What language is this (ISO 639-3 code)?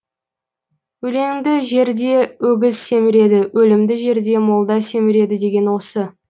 kaz